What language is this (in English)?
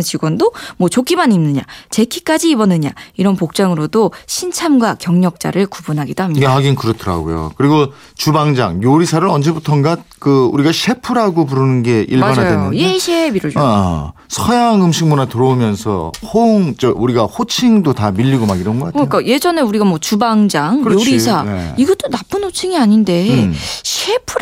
Korean